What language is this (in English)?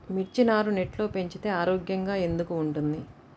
Telugu